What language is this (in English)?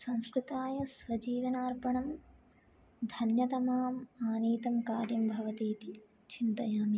Sanskrit